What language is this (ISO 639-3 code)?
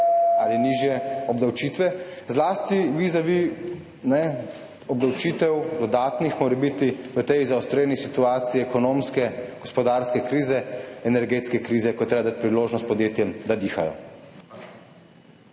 slv